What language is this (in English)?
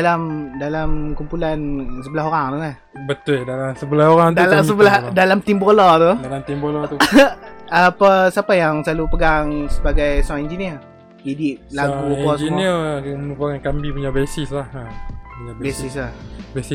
Malay